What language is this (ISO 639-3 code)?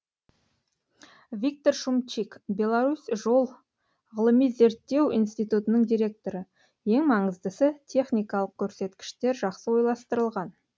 kaz